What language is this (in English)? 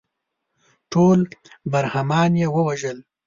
Pashto